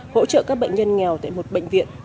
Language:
Vietnamese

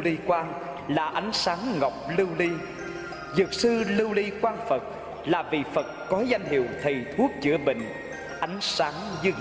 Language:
Vietnamese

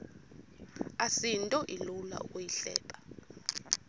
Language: Xhosa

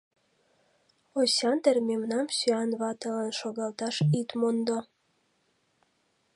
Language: Mari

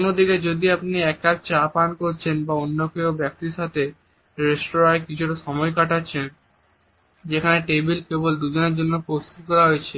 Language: Bangla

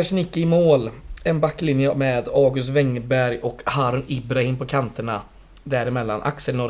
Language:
Swedish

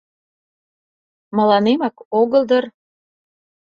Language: Mari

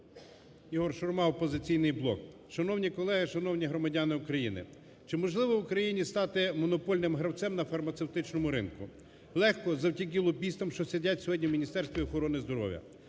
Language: Ukrainian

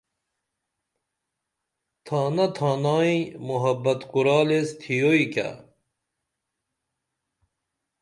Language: Dameli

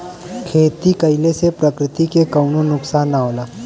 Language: Bhojpuri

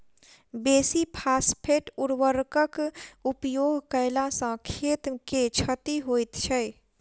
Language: Maithili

